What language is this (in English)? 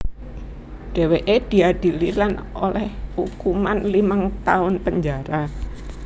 Javanese